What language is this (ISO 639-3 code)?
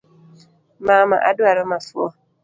luo